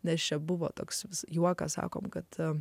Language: Lithuanian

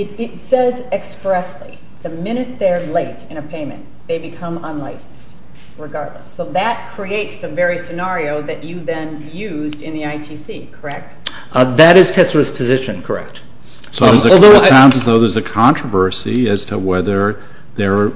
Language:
English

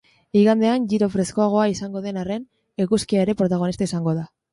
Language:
Basque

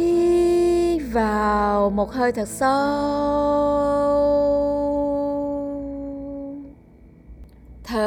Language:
Vietnamese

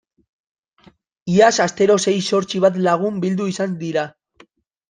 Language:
Basque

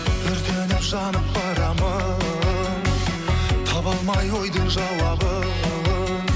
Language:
Kazakh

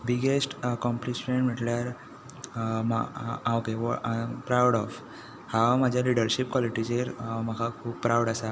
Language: Konkani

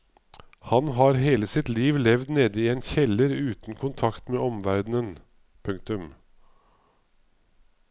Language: Norwegian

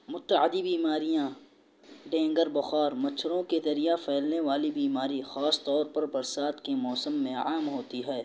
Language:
Urdu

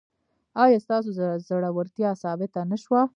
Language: Pashto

